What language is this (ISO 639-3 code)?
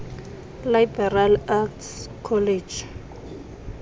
xho